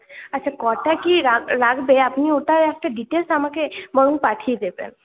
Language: Bangla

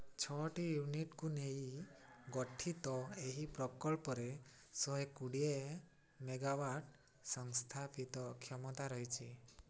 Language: Odia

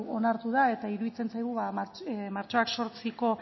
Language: Basque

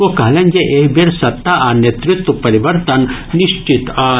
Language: Maithili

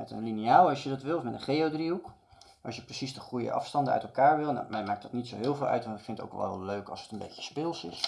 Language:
Dutch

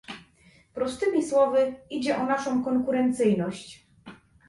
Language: Polish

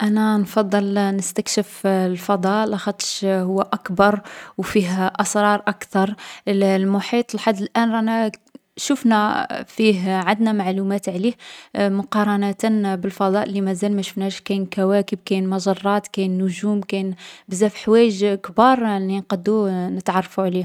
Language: Algerian Arabic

